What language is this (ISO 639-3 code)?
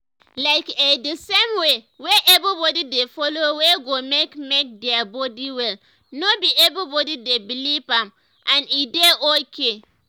pcm